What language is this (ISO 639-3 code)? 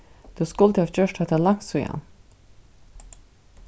fao